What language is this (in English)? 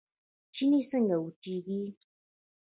Pashto